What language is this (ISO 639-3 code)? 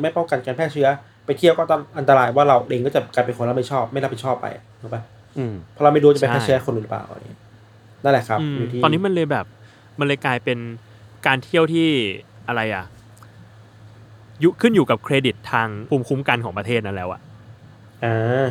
tha